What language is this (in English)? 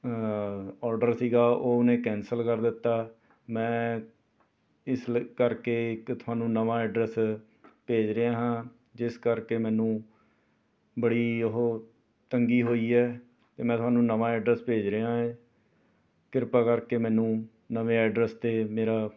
Punjabi